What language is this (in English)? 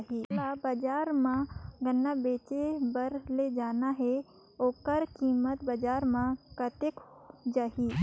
Chhattisgarhi